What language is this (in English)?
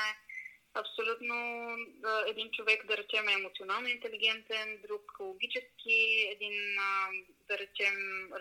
Bulgarian